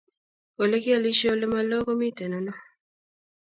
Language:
Kalenjin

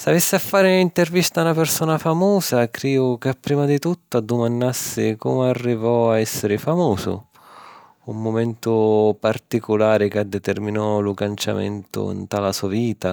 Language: Sicilian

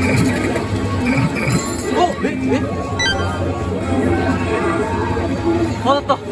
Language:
Japanese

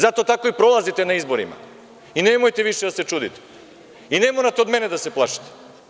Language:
Serbian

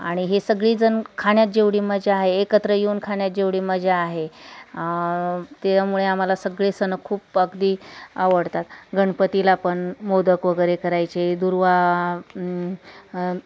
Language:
Marathi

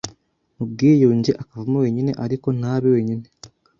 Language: Kinyarwanda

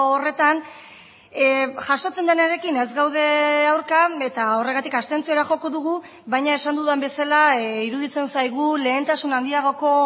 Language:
Basque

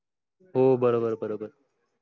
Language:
Marathi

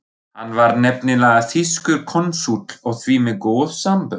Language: Icelandic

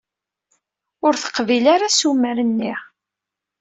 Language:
Kabyle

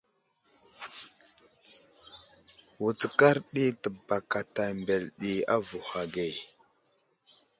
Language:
Wuzlam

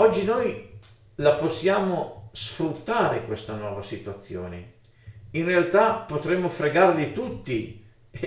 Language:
Italian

